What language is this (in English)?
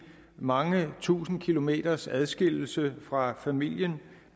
Danish